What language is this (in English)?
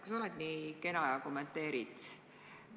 Estonian